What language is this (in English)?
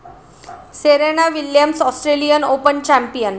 Marathi